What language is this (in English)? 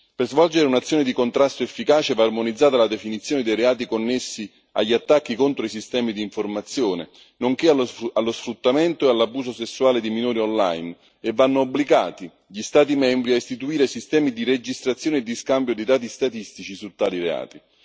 Italian